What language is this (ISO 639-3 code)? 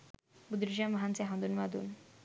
sin